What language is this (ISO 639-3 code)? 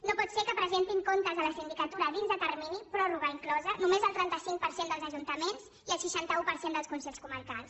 cat